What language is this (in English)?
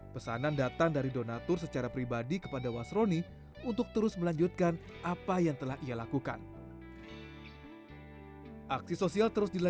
Indonesian